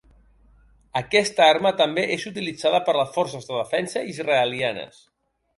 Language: Catalan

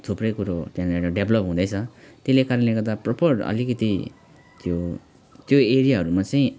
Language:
Nepali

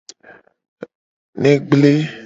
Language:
Gen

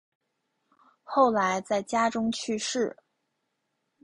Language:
Chinese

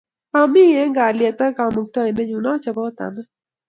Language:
Kalenjin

